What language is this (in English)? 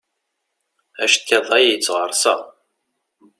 Kabyle